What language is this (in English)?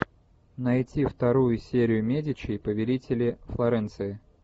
Russian